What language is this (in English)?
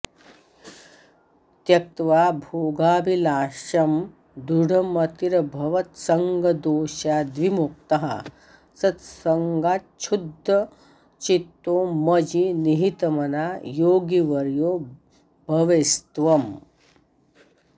Sanskrit